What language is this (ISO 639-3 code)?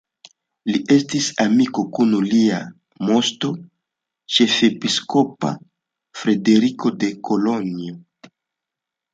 epo